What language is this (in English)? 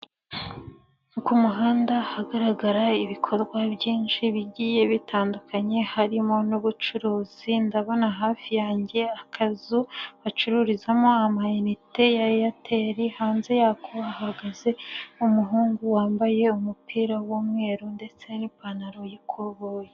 Kinyarwanda